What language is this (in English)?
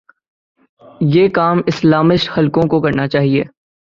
Urdu